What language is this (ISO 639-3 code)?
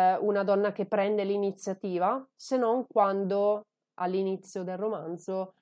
ita